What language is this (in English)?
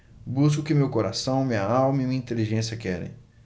Portuguese